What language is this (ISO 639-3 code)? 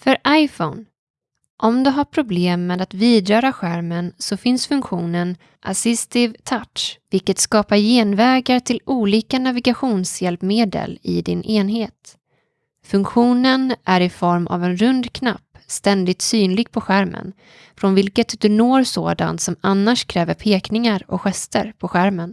swe